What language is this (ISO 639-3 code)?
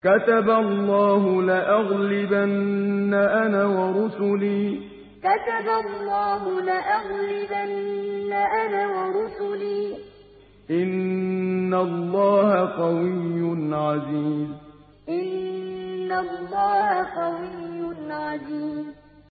ara